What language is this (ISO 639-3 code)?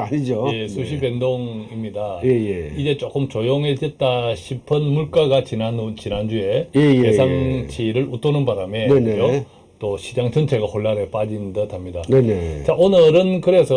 kor